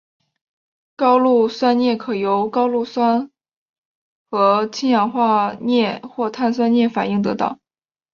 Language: Chinese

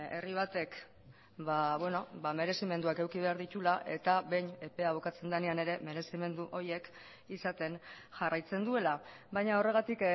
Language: Basque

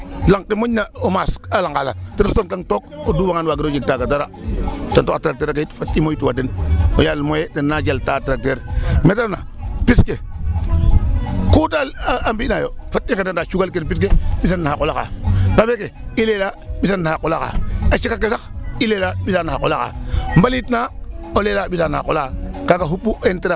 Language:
Serer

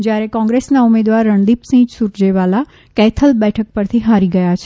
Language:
Gujarati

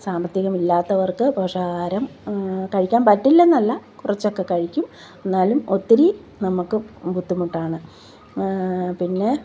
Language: Malayalam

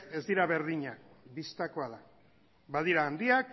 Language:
Basque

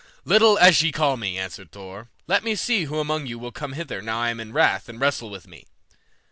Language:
English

